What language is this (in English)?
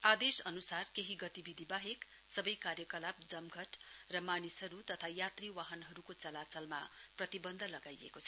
Nepali